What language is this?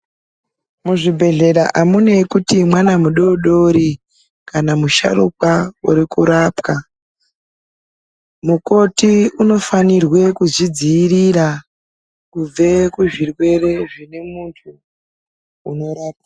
Ndau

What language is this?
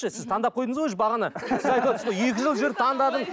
Kazakh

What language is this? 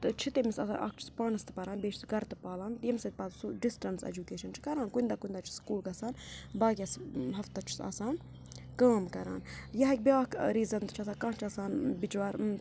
Kashmiri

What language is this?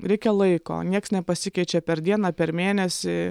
Lithuanian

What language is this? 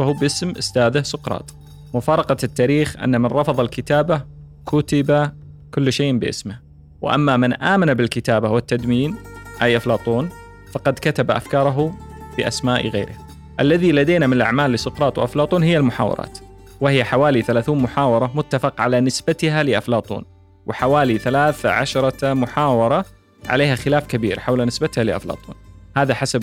Arabic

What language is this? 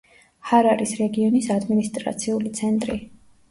Georgian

